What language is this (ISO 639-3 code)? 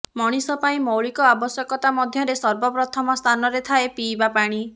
ori